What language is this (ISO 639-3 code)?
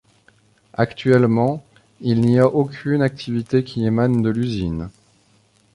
fra